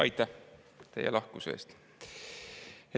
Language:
Estonian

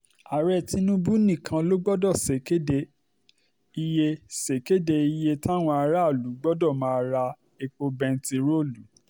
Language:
Yoruba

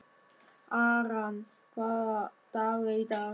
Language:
Icelandic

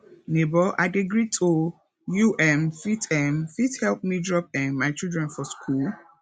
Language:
Nigerian Pidgin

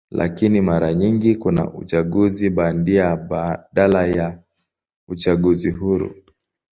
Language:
Swahili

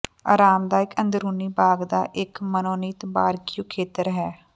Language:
Punjabi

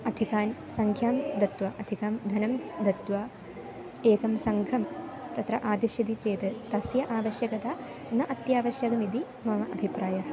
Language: Sanskrit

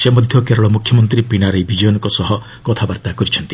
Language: Odia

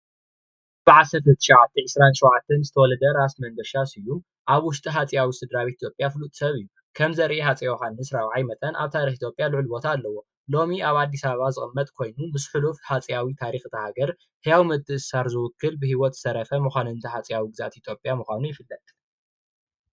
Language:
Tigrinya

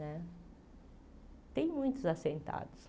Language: Portuguese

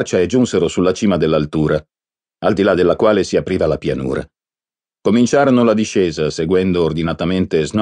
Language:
Italian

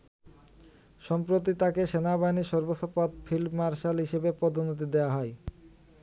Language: Bangla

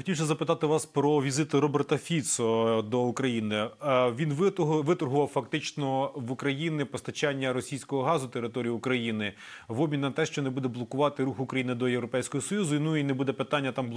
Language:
Ukrainian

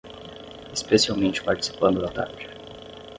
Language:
Portuguese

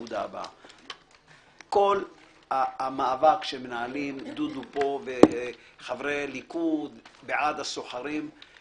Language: Hebrew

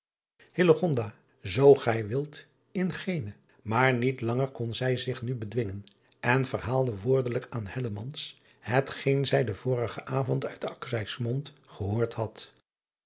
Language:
Dutch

